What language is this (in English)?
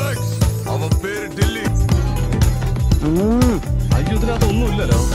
Arabic